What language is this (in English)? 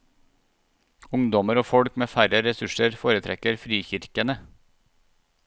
Norwegian